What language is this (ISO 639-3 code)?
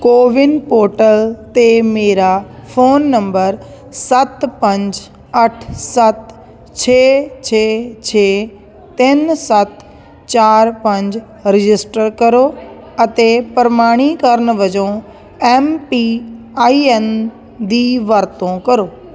pan